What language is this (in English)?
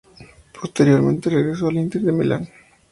Spanish